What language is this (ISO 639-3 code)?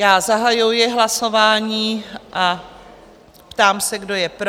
ces